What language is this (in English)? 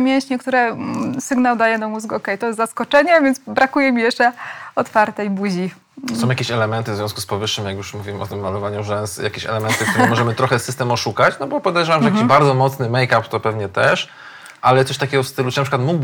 Polish